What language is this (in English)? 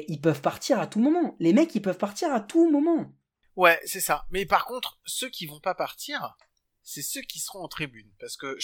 French